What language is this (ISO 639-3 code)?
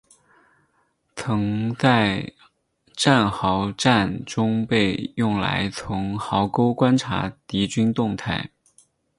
zho